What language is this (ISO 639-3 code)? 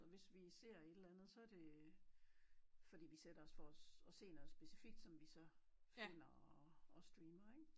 dan